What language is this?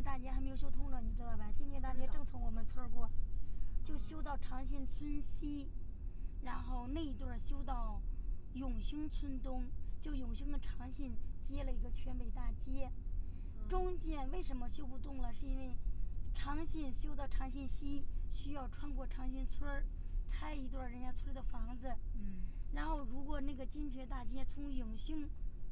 Chinese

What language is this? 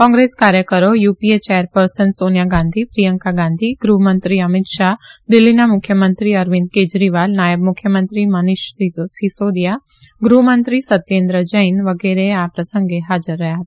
Gujarati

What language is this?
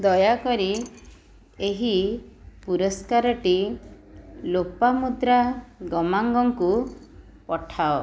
Odia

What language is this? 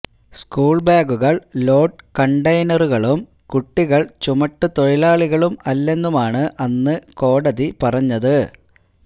Malayalam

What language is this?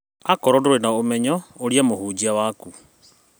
Kikuyu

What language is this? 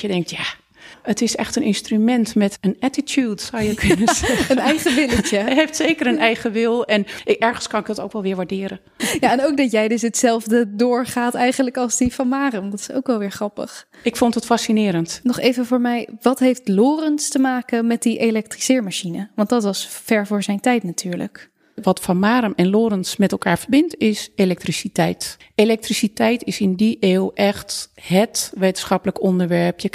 Dutch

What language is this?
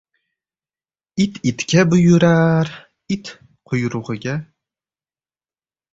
Uzbek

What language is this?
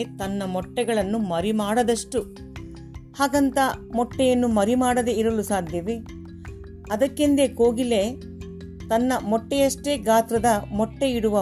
Kannada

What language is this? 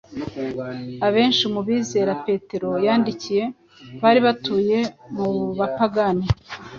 Kinyarwanda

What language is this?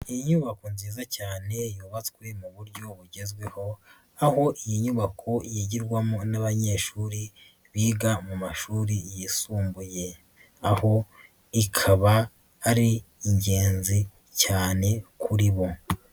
Kinyarwanda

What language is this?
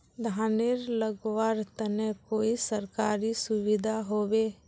Magahi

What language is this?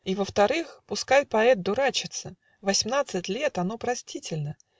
Russian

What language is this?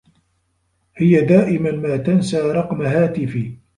Arabic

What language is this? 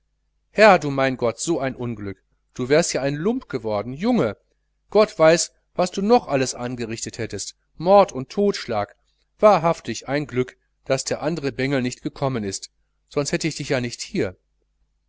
German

